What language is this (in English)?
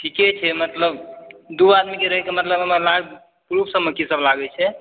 Maithili